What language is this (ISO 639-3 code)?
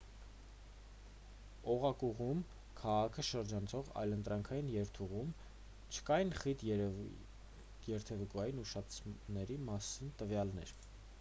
hye